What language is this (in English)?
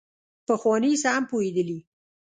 Pashto